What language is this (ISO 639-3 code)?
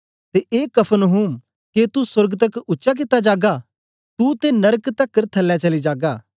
doi